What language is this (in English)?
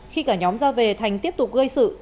Vietnamese